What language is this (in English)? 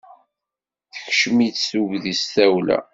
Kabyle